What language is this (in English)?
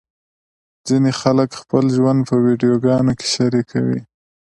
Pashto